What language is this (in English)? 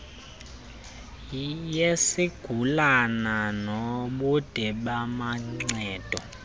Xhosa